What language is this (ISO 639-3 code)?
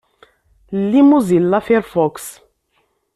kab